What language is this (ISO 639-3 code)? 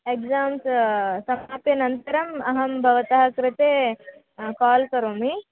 san